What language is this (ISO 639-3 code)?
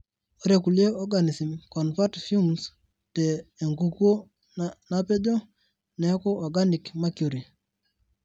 mas